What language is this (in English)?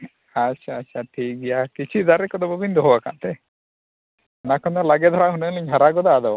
Santali